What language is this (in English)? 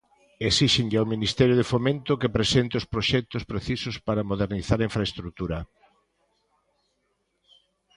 Galician